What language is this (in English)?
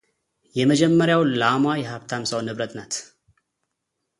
Amharic